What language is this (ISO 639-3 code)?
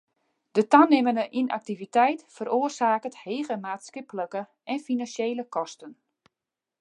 fry